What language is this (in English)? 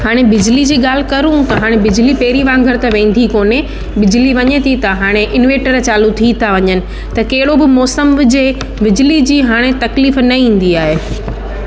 Sindhi